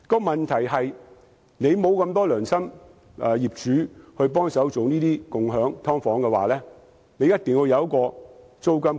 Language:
Cantonese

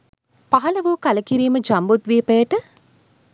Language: Sinhala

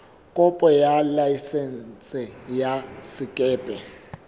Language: Southern Sotho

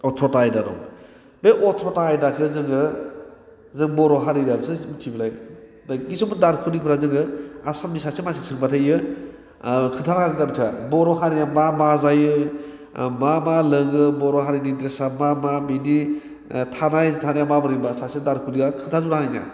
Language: Bodo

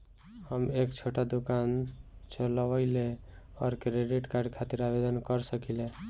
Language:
Bhojpuri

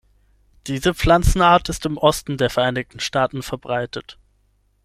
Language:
German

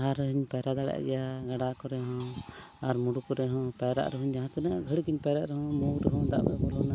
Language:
Santali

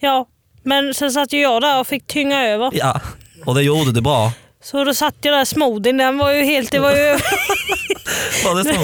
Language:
Swedish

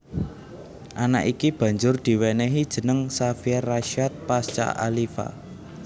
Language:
Javanese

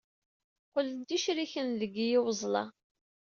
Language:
Kabyle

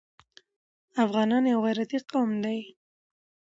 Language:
Pashto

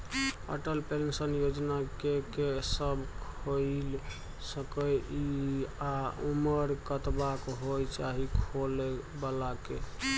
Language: Maithili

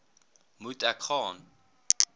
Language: Afrikaans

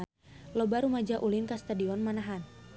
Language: Sundanese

